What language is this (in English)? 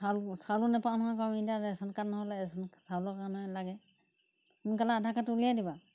Assamese